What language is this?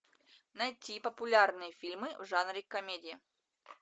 Russian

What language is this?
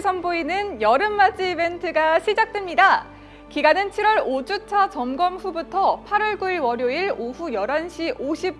Korean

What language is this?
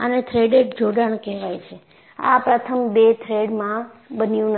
Gujarati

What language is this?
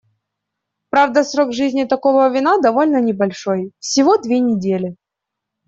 Russian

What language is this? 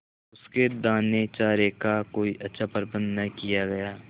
Hindi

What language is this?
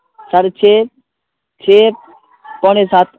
Urdu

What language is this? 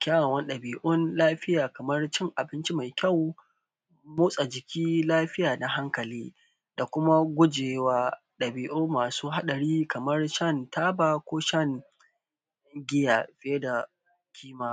Hausa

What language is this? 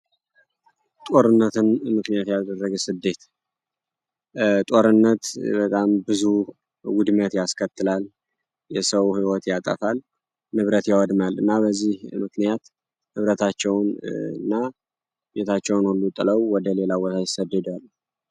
Amharic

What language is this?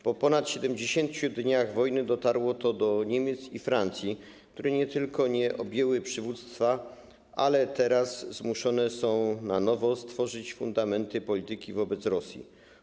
Polish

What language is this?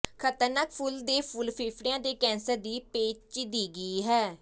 Punjabi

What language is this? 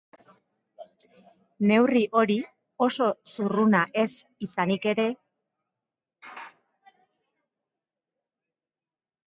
Basque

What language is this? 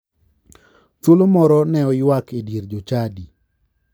Luo (Kenya and Tanzania)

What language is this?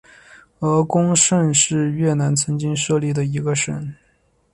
Chinese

